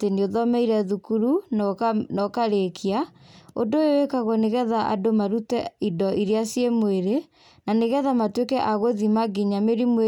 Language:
Kikuyu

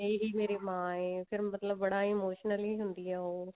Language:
Punjabi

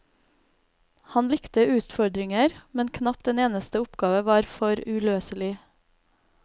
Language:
Norwegian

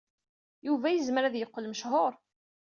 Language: Kabyle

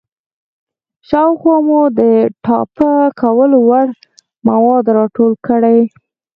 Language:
Pashto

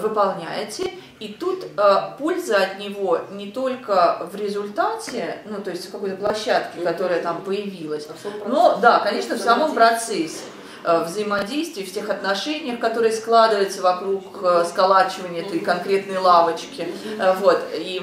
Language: Russian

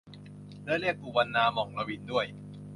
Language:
Thai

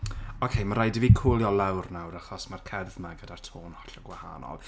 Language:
Welsh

